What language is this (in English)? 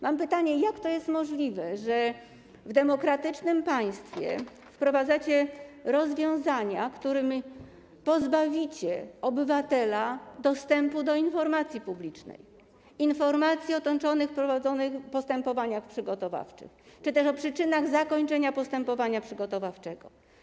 Polish